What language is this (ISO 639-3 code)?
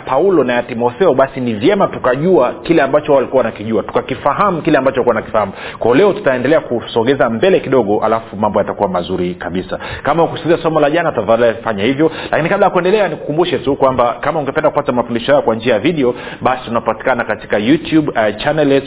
swa